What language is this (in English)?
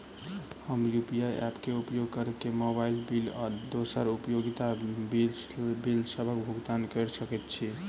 Maithili